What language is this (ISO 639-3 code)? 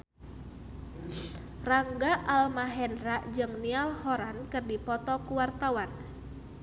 sun